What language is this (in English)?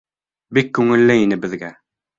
Bashkir